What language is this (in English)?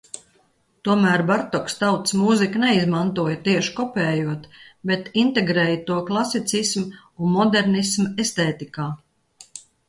Latvian